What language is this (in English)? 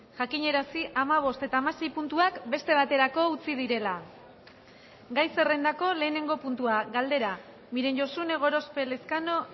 Basque